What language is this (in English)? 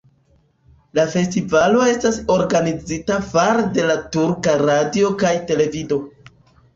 Esperanto